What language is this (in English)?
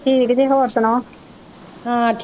Punjabi